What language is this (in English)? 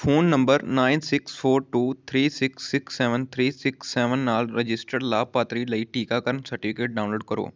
Punjabi